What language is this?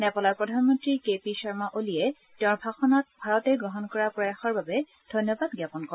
Assamese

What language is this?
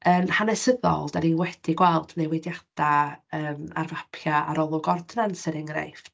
Welsh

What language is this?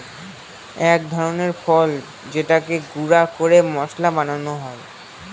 Bangla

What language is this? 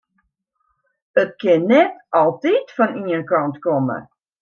Western Frisian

